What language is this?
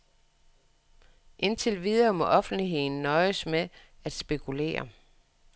Danish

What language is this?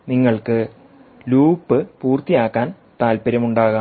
Malayalam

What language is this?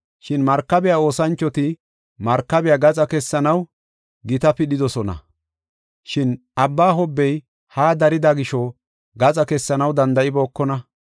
Gofa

